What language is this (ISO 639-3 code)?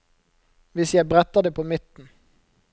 nor